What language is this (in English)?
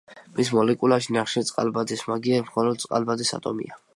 Georgian